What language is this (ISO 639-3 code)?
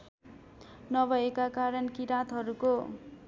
nep